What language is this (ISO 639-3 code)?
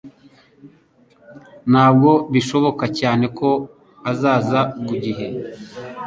kin